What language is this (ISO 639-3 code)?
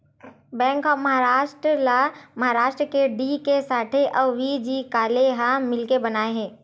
hne